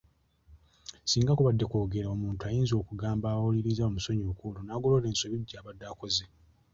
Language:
Ganda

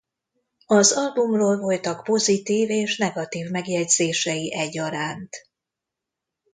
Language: Hungarian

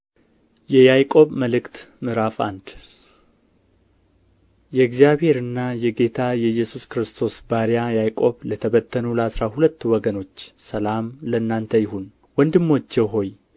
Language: Amharic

